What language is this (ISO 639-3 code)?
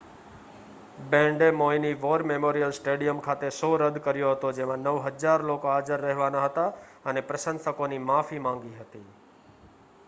guj